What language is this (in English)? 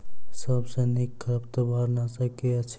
Maithili